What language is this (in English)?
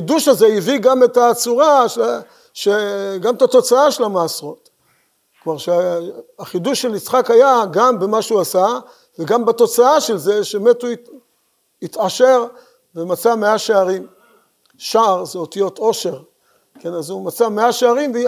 Hebrew